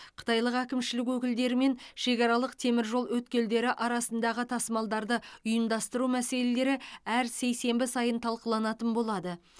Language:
Kazakh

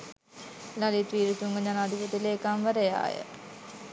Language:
Sinhala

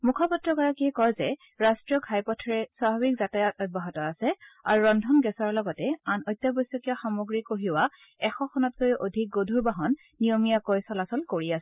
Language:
Assamese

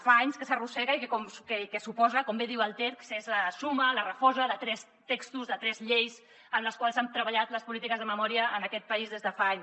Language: Catalan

